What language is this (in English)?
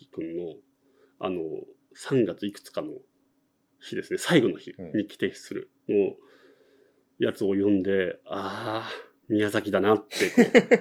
Japanese